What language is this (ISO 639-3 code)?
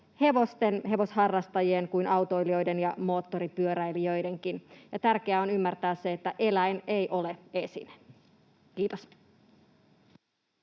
fin